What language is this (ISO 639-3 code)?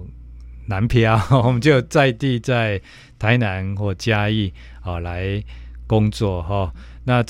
zho